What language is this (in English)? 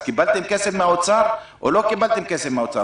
Hebrew